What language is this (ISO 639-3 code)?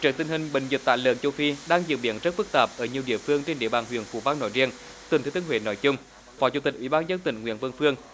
vie